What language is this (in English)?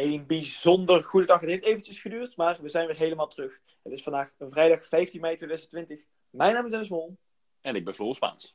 Dutch